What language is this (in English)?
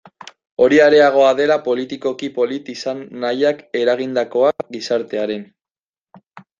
Basque